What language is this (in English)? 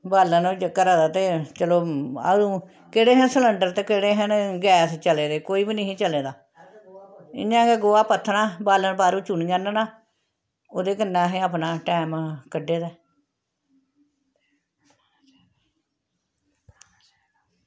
Dogri